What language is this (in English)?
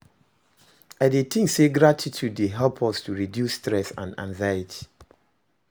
Nigerian Pidgin